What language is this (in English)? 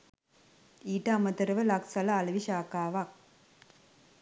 Sinhala